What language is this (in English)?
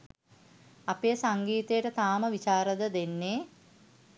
Sinhala